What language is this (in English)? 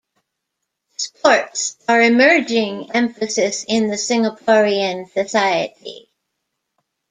English